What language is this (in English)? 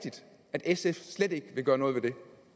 Danish